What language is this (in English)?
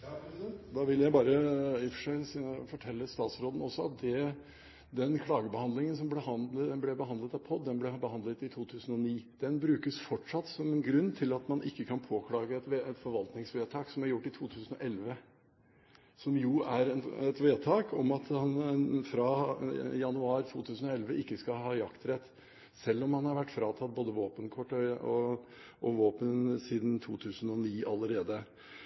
Norwegian Bokmål